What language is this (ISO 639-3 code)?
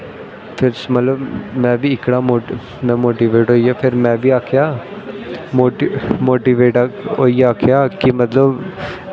doi